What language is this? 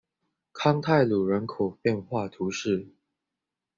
Chinese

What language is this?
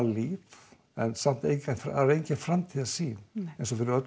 Icelandic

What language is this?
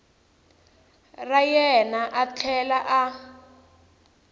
Tsonga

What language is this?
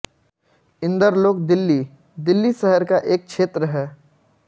Hindi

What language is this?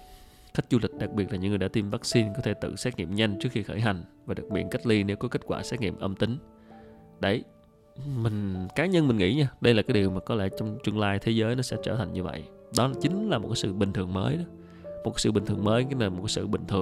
Vietnamese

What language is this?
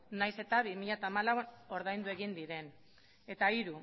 Basque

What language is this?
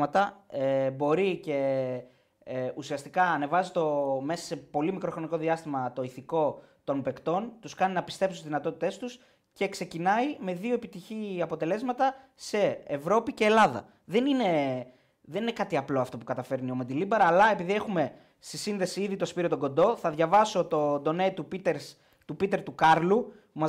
Greek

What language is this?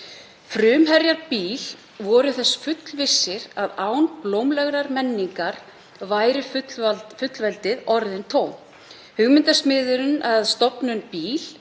Icelandic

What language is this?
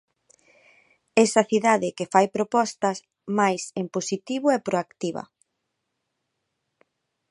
Galician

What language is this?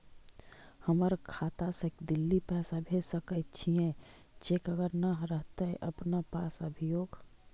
Magahi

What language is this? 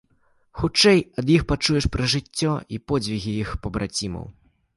Belarusian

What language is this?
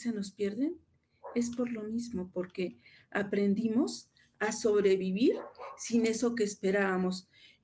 Spanish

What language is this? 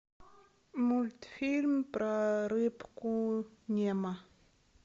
Russian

